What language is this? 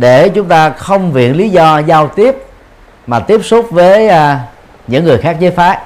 Vietnamese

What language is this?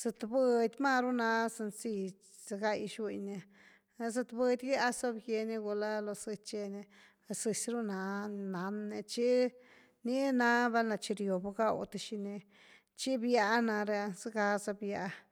Güilá Zapotec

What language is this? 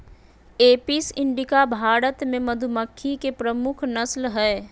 Magahi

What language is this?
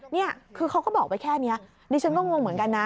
Thai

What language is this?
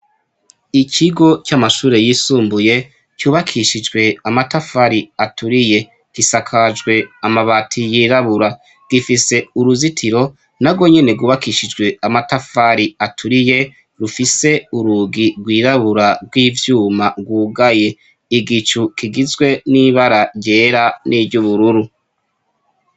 Rundi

